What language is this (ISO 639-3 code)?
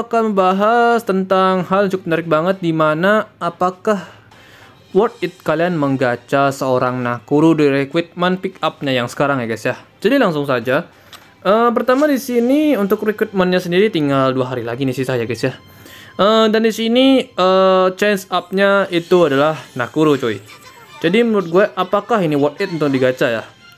ind